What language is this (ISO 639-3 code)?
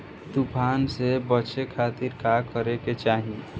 bho